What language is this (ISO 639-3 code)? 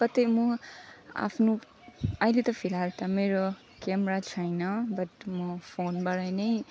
nep